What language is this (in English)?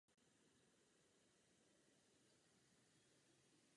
Czech